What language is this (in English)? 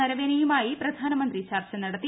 Malayalam